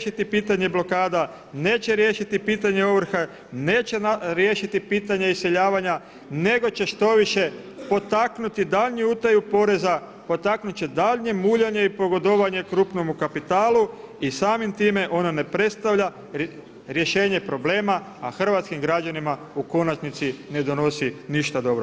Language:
Croatian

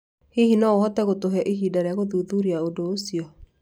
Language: Kikuyu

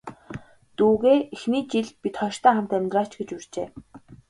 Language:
Mongolian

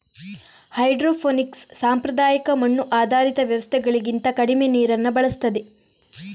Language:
Kannada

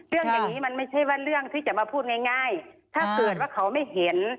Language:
Thai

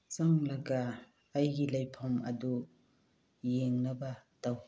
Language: Manipuri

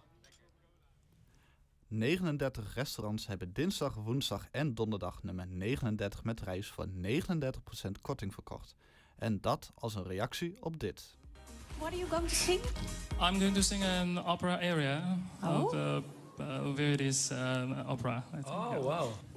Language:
Dutch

